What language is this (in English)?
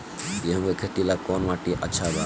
Bhojpuri